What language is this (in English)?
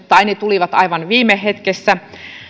Finnish